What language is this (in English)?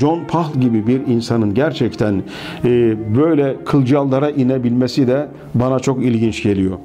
Turkish